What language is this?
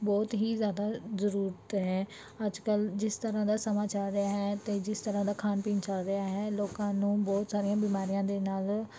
Punjabi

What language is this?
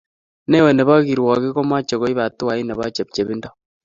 Kalenjin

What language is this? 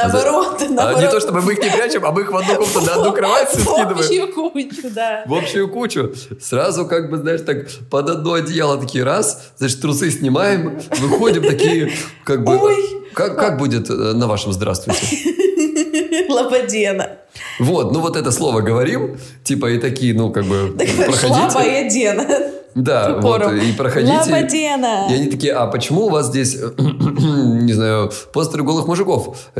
Russian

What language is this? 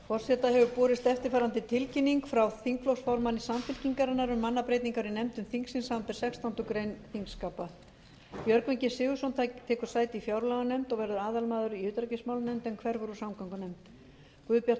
Icelandic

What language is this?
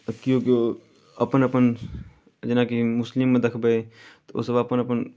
Maithili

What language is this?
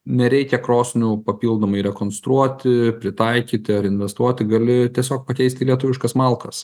Lithuanian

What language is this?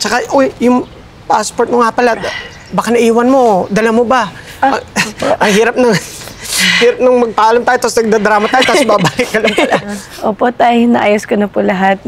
Filipino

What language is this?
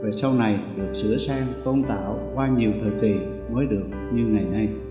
Vietnamese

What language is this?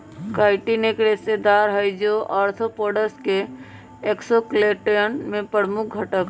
Magahi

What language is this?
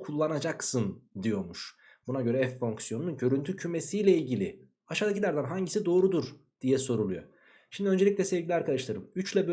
Turkish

